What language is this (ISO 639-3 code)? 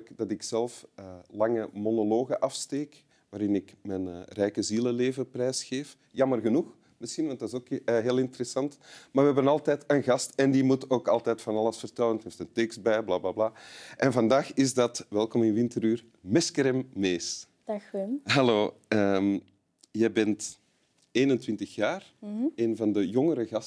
nld